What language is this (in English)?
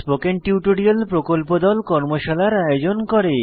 Bangla